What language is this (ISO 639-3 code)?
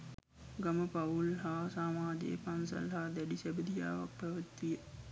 sin